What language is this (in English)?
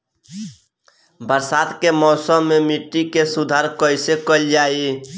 Bhojpuri